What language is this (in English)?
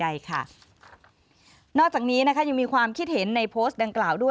Thai